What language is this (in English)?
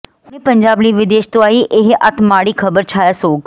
Punjabi